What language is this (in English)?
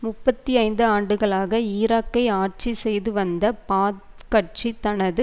Tamil